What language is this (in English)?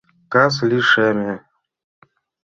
Mari